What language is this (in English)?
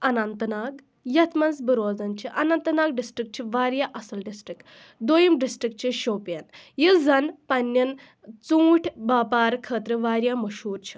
Kashmiri